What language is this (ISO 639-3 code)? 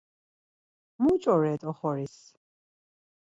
lzz